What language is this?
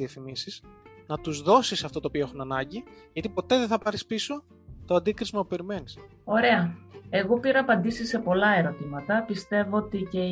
Greek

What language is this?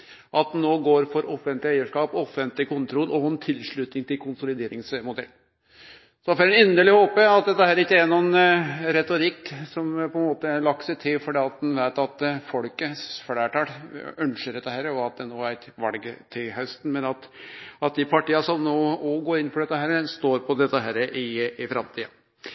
Norwegian Nynorsk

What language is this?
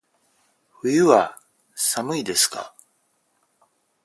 Japanese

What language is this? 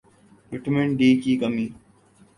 Urdu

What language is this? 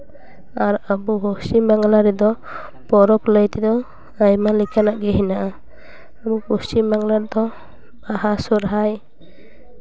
Santali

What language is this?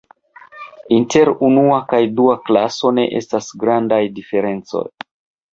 Esperanto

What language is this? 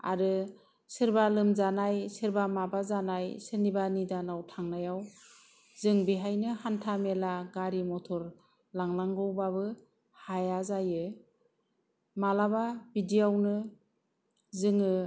Bodo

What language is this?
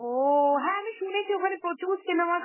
Bangla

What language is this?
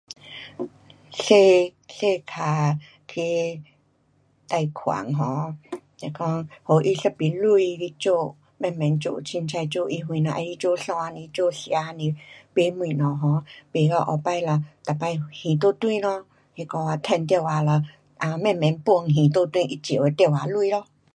Pu-Xian Chinese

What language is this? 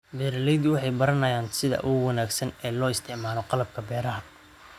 Somali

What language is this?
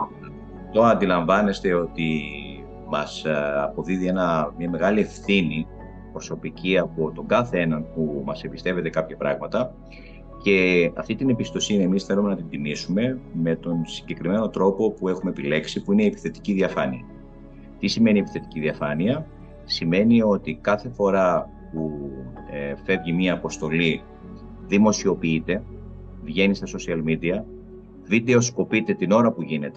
Greek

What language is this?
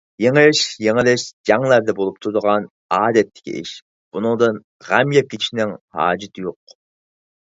Uyghur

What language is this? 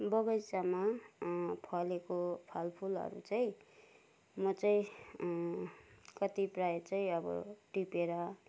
Nepali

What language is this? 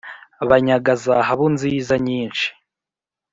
Kinyarwanda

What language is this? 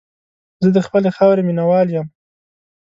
Pashto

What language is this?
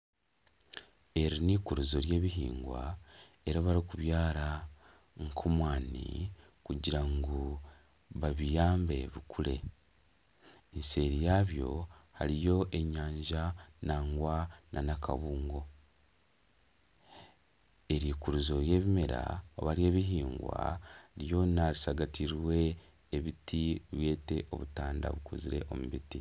Nyankole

